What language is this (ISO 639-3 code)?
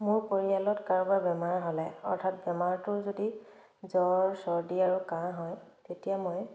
asm